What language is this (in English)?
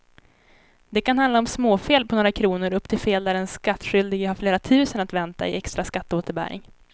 Swedish